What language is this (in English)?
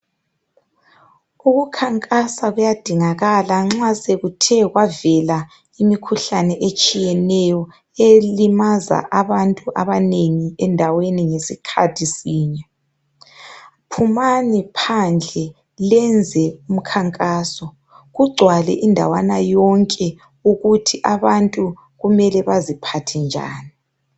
North Ndebele